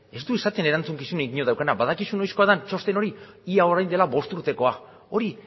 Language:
Basque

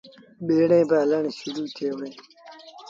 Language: Sindhi Bhil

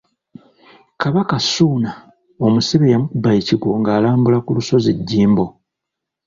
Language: Ganda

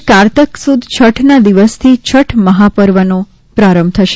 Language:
Gujarati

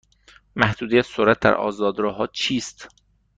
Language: Persian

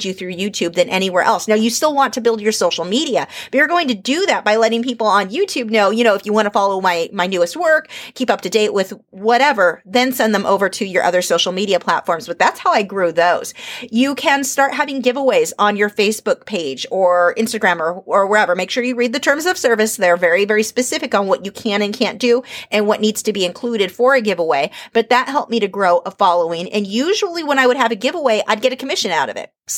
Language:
English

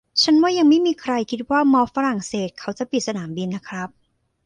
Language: Thai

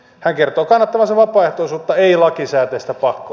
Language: Finnish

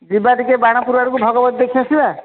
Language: Odia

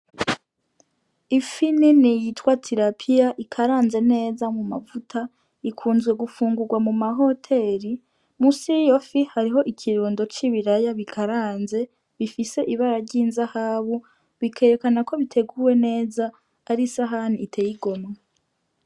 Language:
Rundi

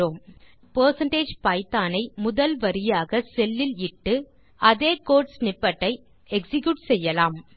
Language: Tamil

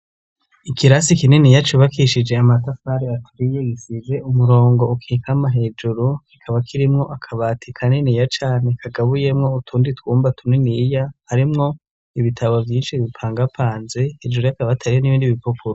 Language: Rundi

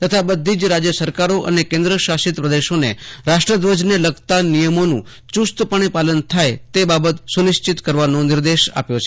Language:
Gujarati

